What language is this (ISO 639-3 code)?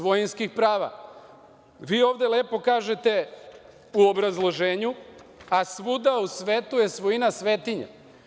srp